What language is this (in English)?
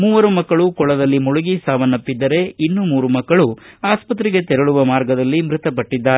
Kannada